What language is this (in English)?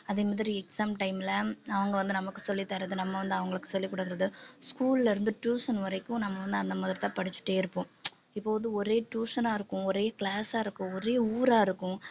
Tamil